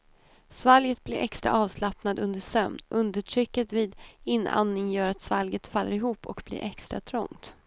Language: Swedish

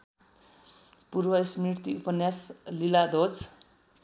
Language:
Nepali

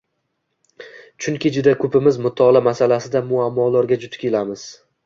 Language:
Uzbek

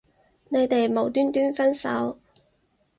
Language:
Cantonese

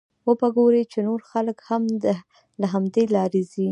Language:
Pashto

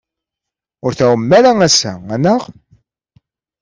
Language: Kabyle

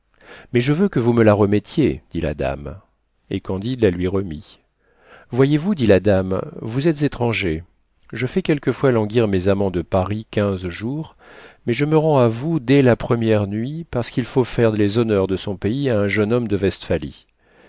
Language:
French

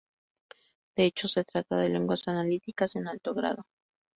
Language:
Spanish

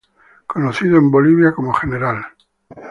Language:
Spanish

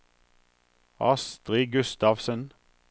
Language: Norwegian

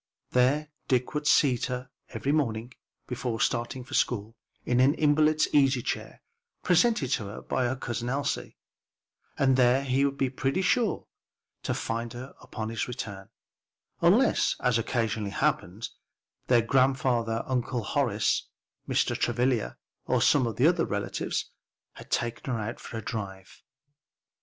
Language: English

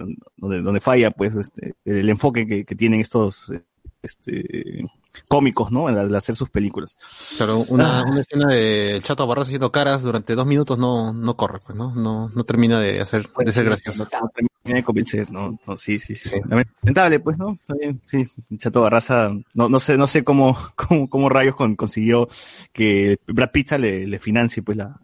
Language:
Spanish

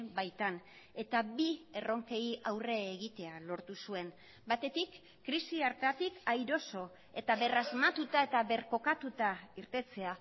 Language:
Basque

